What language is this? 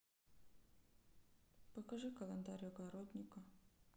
Russian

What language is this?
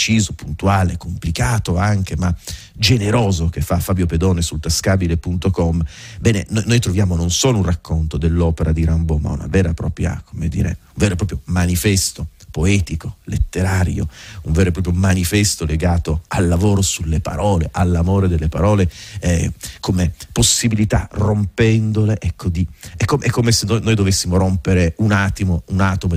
Italian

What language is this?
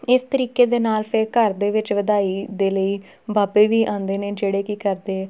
Punjabi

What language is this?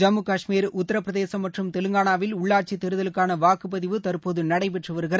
Tamil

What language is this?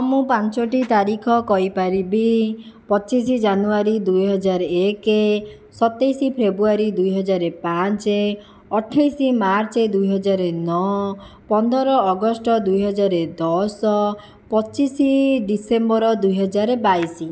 Odia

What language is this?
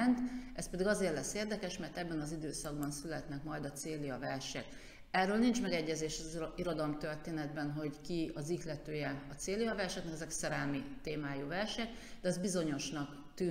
Hungarian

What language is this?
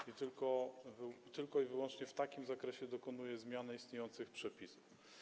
Polish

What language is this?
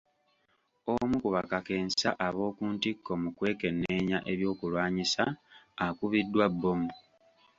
Ganda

